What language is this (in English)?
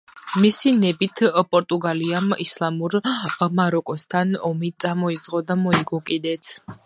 Georgian